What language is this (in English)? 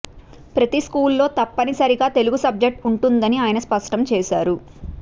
Telugu